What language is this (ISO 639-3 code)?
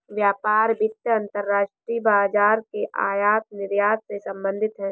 hin